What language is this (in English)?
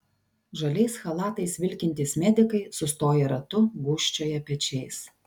Lithuanian